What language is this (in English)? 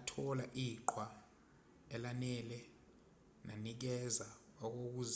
Zulu